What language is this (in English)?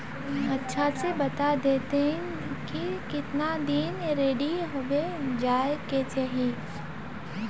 Magahi